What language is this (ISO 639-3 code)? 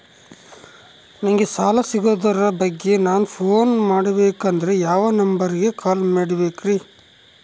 kan